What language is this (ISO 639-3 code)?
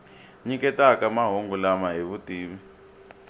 tso